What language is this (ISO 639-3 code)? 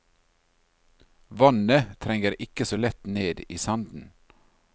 nor